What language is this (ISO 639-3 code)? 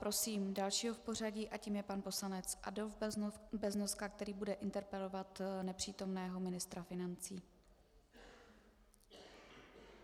ces